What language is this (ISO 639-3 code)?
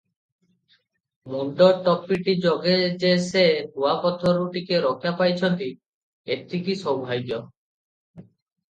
ori